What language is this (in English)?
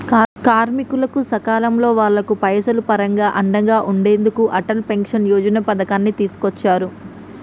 Telugu